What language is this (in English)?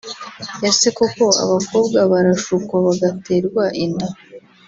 Kinyarwanda